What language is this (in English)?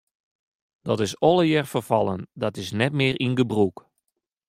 Western Frisian